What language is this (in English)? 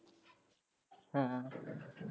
Punjabi